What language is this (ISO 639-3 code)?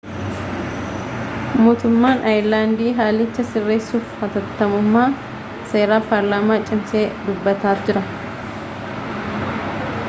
orm